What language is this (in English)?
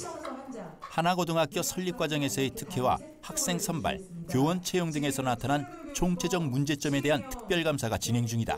Korean